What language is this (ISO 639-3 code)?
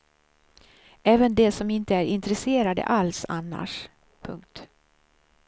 swe